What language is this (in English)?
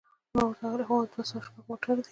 Pashto